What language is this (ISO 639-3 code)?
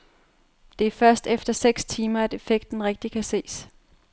dan